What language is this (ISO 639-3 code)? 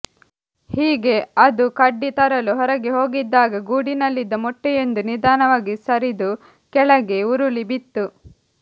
kan